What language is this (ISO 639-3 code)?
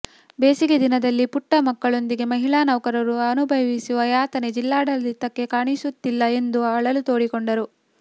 kan